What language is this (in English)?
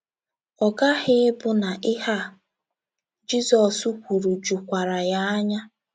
Igbo